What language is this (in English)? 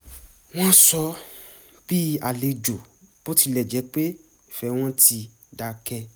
Yoruba